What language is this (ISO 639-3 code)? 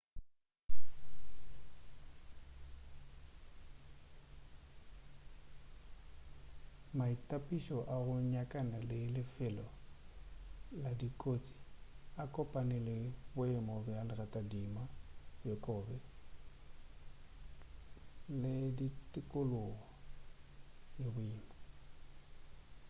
nso